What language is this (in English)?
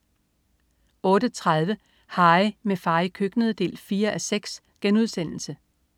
Danish